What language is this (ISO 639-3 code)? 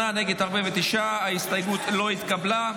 heb